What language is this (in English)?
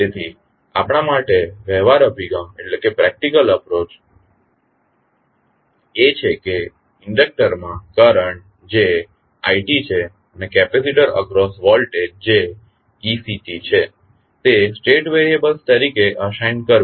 Gujarati